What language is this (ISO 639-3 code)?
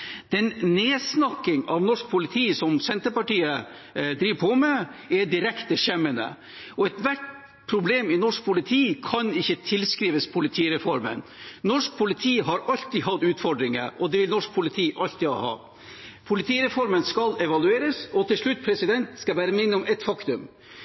nob